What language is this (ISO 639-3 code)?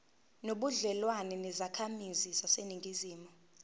zul